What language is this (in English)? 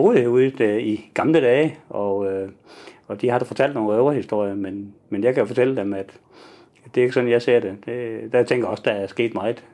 Danish